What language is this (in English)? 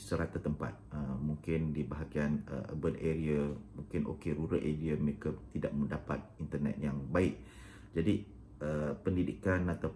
Malay